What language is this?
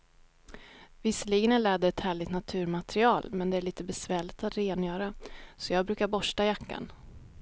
Swedish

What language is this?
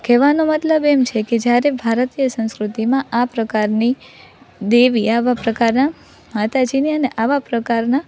Gujarati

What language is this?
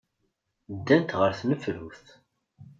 Kabyle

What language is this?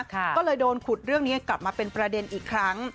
Thai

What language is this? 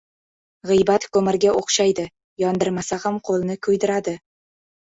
Uzbek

